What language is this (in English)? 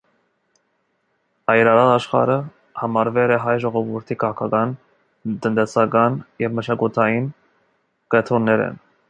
Armenian